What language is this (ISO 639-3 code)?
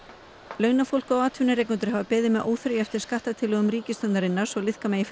isl